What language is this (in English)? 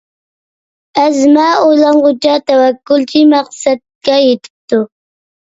Uyghur